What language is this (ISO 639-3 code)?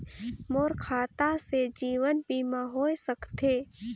hne